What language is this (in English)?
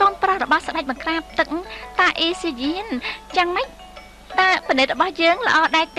Thai